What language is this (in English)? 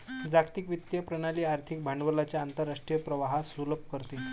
Marathi